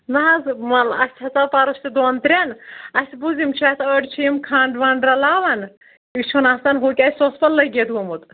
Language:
Kashmiri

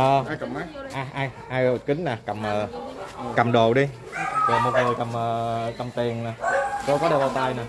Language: Vietnamese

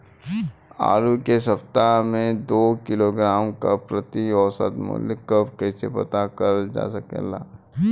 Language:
Bhojpuri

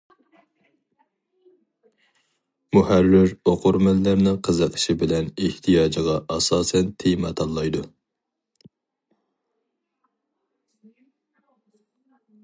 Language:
Uyghur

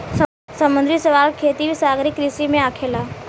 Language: Bhojpuri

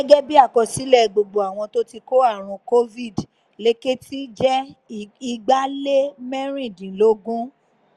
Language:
Yoruba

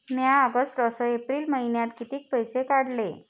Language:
Marathi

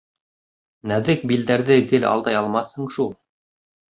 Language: Bashkir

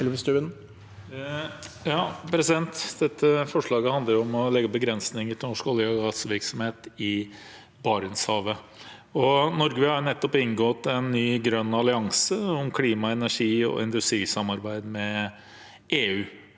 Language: Norwegian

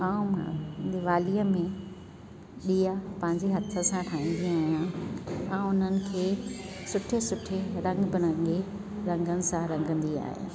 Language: Sindhi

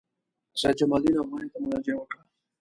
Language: Pashto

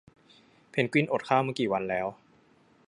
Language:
Thai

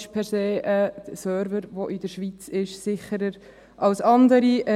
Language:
Swiss German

